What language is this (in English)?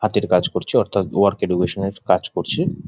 Bangla